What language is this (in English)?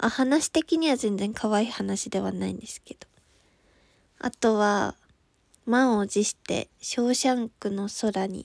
Japanese